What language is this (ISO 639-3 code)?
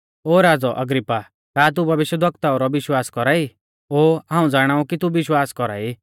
bfz